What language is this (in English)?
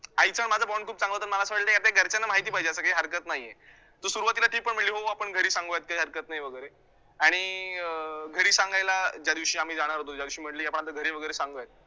Marathi